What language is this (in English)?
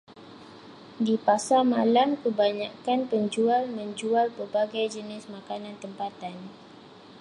Malay